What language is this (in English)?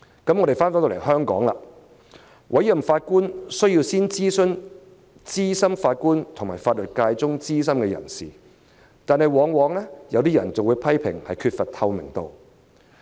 Cantonese